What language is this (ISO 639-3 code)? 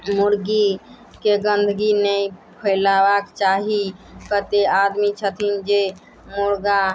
mai